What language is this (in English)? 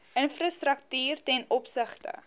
Afrikaans